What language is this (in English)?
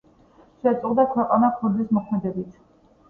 Georgian